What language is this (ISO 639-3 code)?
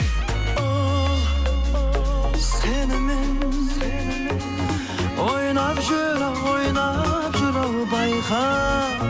kaz